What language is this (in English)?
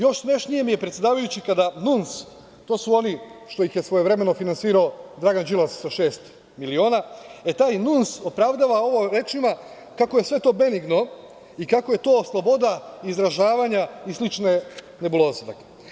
Serbian